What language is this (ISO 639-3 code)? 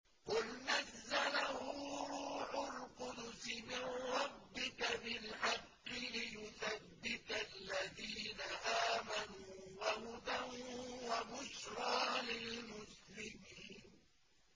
ara